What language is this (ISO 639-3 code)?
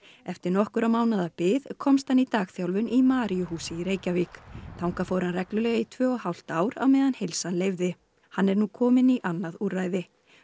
isl